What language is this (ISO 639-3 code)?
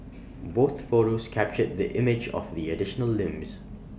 eng